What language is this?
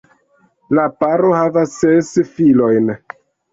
Esperanto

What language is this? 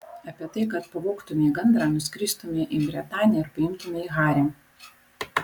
Lithuanian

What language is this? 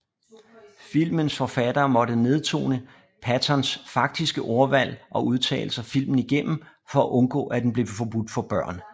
Danish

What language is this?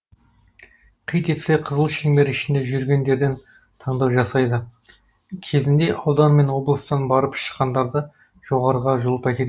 Kazakh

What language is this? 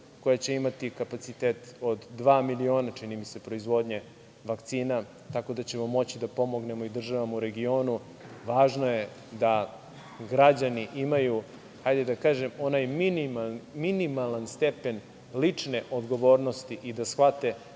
Serbian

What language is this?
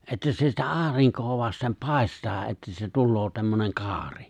Finnish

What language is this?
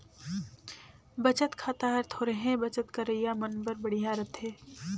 Chhattisgarhi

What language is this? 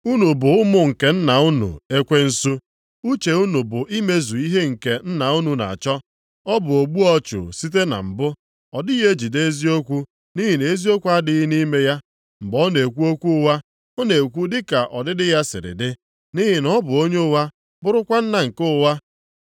Igbo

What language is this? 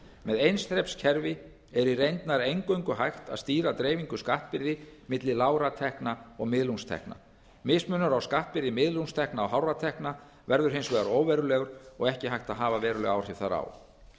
Icelandic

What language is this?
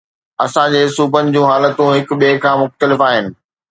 Sindhi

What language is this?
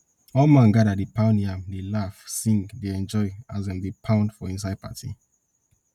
Nigerian Pidgin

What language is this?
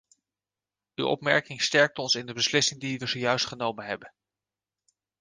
Dutch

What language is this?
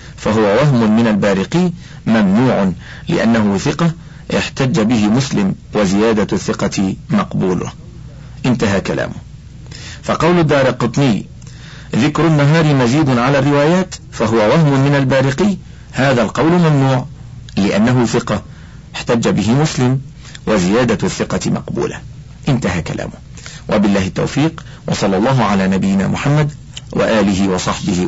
Arabic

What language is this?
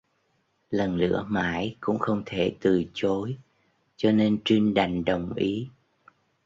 Vietnamese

